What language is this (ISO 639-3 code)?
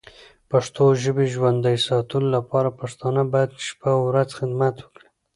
pus